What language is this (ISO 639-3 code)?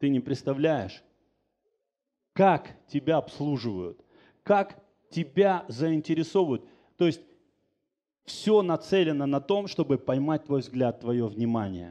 rus